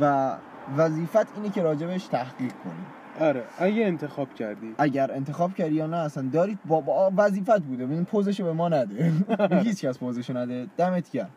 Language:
Persian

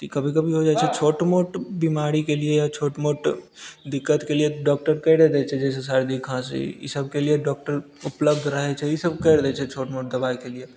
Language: Maithili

